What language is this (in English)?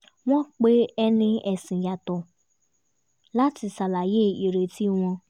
Yoruba